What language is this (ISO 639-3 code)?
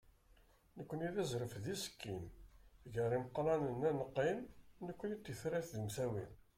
kab